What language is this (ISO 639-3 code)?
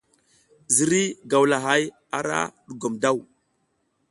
giz